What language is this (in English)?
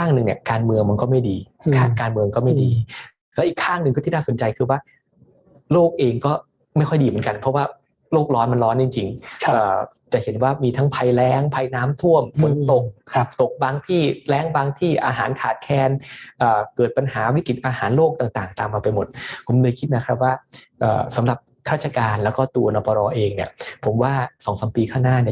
Thai